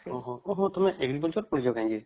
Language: Odia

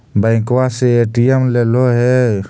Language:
Magahi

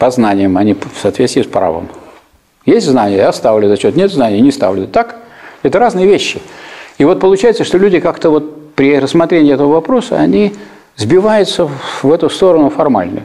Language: Russian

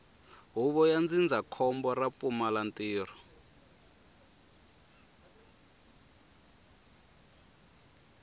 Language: Tsonga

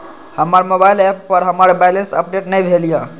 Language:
Maithili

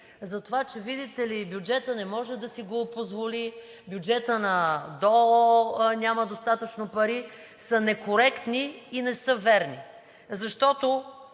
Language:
Bulgarian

